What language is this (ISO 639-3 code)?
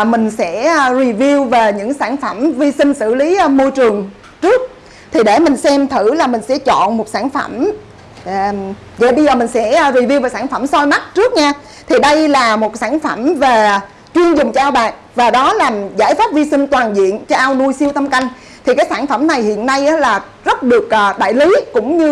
vie